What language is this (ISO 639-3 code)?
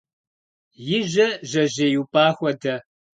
kbd